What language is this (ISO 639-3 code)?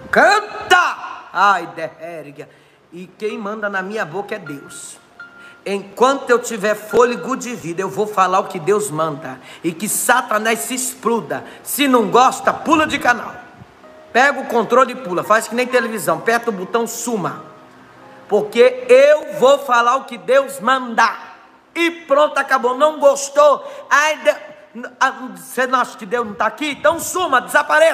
por